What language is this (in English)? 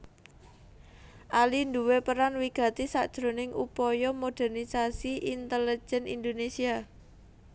Javanese